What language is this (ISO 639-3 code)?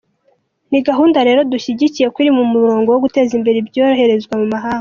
kin